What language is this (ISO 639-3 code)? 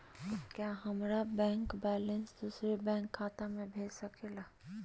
mag